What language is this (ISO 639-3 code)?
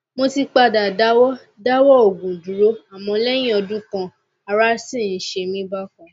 yor